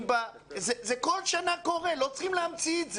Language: Hebrew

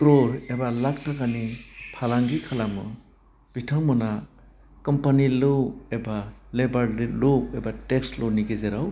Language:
Bodo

